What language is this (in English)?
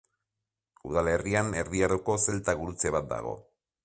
Basque